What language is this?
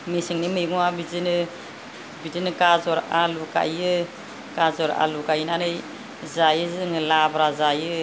Bodo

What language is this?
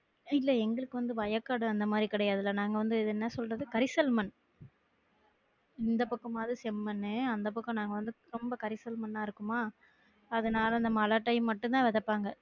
Tamil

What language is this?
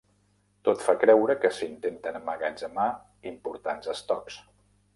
Catalan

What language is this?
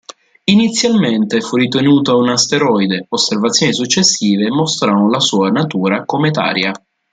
Italian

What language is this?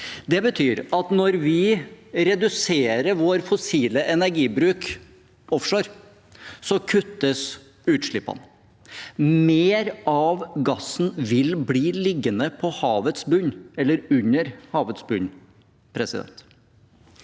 Norwegian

